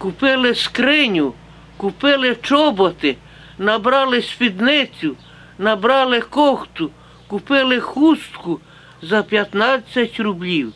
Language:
Ukrainian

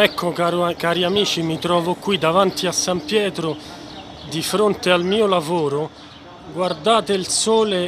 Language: Italian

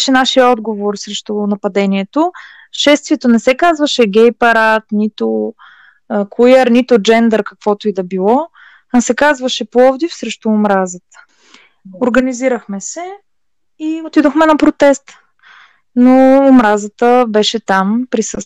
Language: Bulgarian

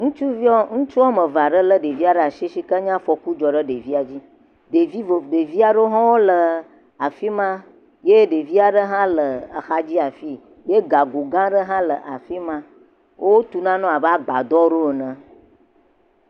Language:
Ewe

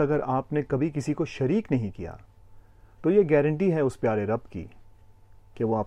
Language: Urdu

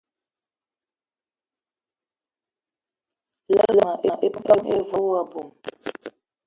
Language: Eton (Cameroon)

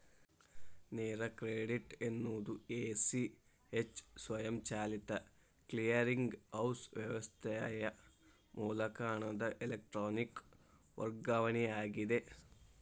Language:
Kannada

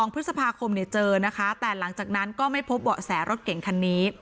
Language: Thai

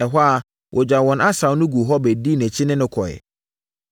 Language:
Akan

